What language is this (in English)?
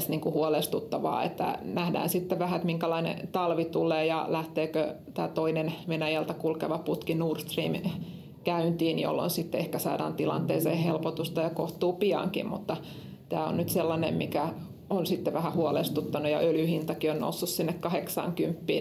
Finnish